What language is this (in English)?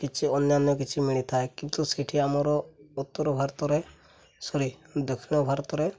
Odia